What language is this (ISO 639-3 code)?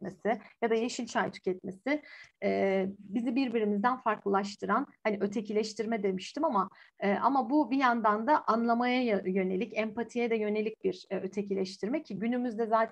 tur